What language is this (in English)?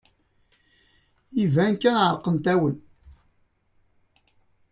Kabyle